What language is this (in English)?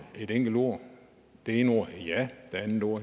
Danish